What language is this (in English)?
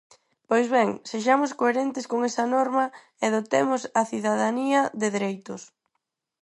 Galician